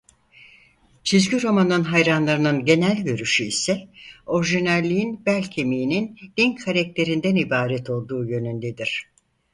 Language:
Turkish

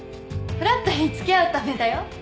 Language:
Japanese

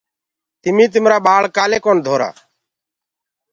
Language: Gurgula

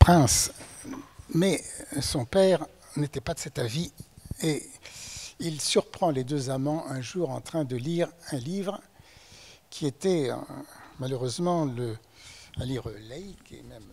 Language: French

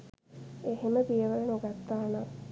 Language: Sinhala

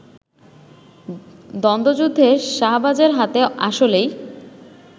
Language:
Bangla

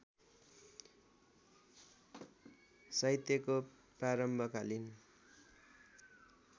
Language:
Nepali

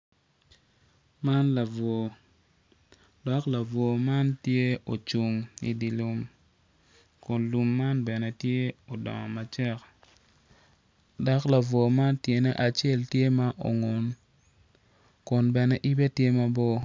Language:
Acoli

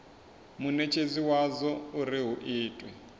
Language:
Venda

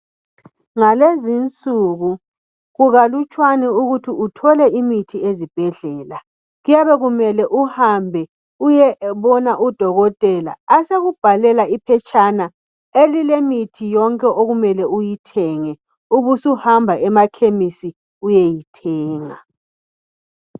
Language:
North Ndebele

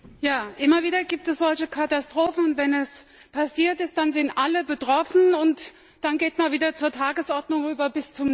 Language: German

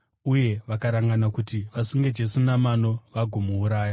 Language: Shona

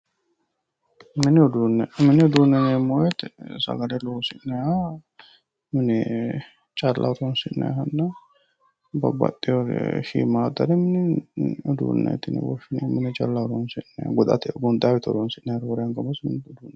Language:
Sidamo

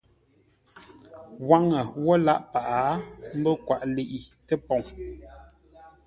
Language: Ngombale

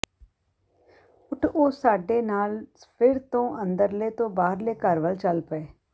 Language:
Punjabi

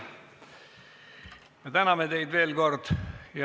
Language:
Estonian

